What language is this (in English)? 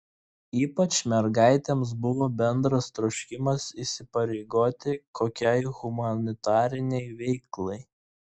Lithuanian